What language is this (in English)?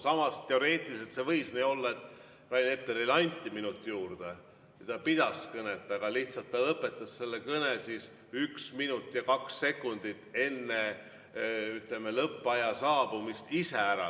Estonian